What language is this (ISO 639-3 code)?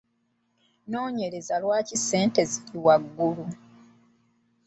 lug